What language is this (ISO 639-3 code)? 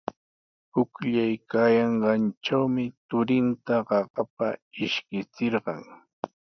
qws